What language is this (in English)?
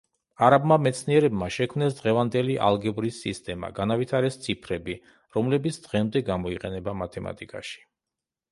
Georgian